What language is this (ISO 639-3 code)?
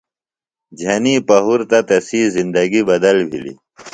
phl